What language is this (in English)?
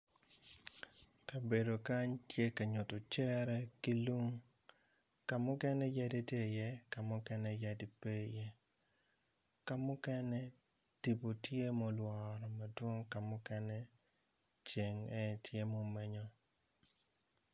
Acoli